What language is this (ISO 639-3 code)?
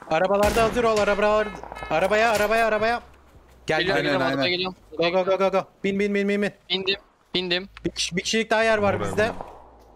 tur